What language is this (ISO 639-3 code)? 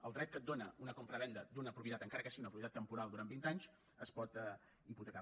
cat